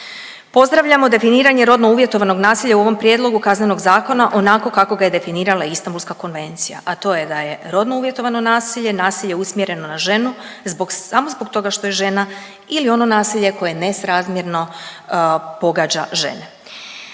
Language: Croatian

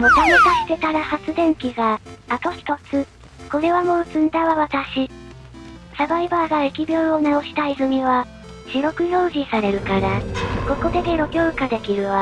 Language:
Japanese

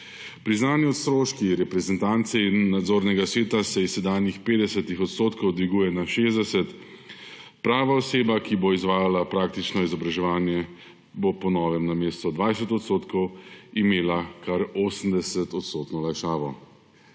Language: Slovenian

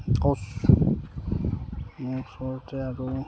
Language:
Assamese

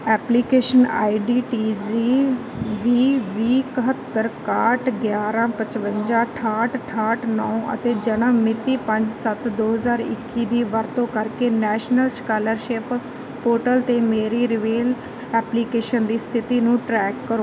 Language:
Punjabi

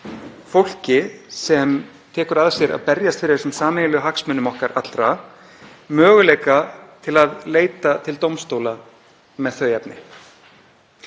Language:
Icelandic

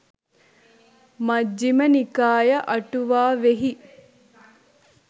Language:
Sinhala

